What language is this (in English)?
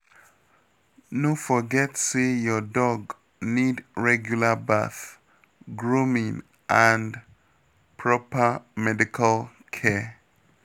Nigerian Pidgin